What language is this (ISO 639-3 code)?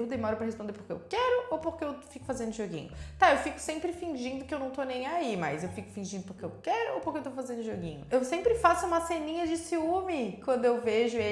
por